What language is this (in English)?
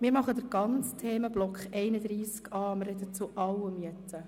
Swiss German